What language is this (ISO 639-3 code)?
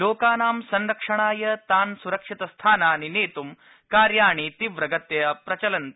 san